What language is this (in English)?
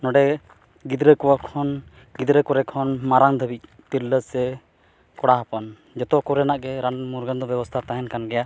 Santali